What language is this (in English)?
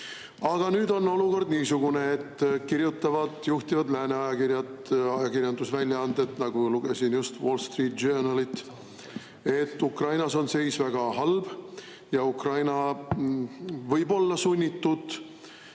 Estonian